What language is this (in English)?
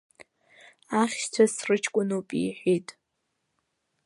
Abkhazian